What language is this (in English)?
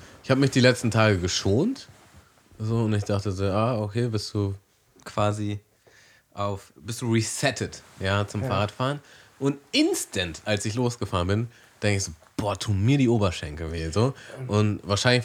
German